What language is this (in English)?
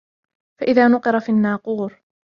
Arabic